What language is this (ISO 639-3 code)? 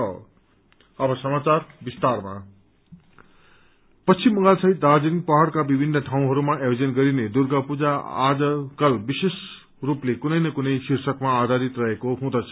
nep